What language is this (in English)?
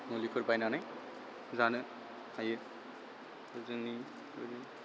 Bodo